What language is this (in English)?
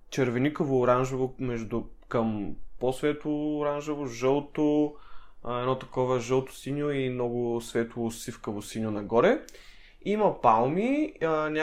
Bulgarian